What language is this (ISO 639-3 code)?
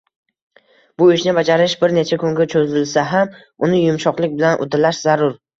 uzb